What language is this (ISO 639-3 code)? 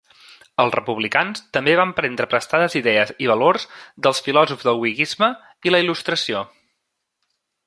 cat